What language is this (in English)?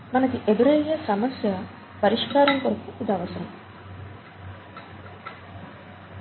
Telugu